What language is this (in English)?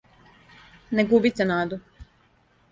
Serbian